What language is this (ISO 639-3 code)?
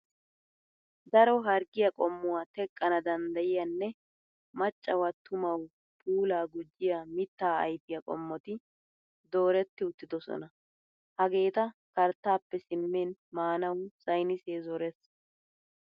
wal